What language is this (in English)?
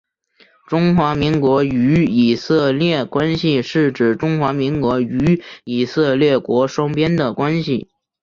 Chinese